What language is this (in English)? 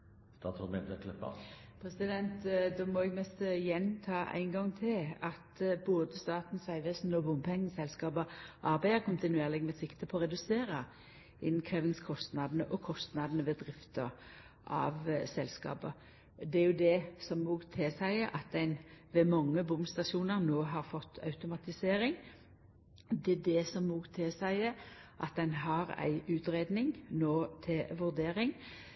Norwegian Nynorsk